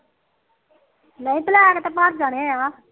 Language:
Punjabi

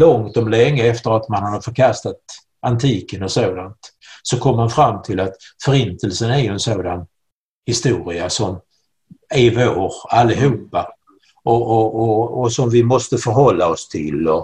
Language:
Swedish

